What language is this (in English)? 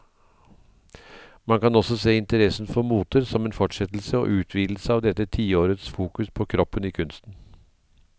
Norwegian